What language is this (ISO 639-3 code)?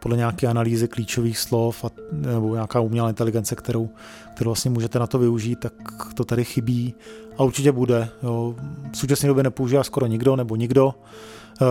ces